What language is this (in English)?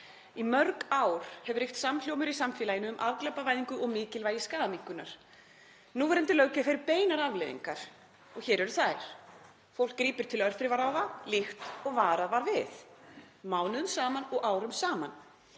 Icelandic